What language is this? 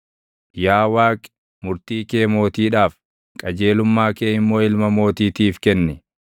Oromo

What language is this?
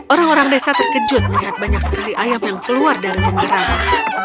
Indonesian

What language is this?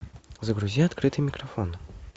Russian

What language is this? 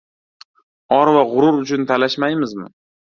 Uzbek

